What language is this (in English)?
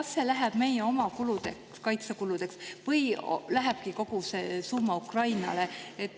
Estonian